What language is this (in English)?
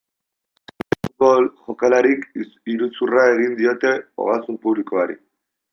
Basque